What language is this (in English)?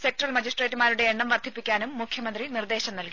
Malayalam